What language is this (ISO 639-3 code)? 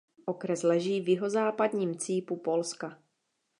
ces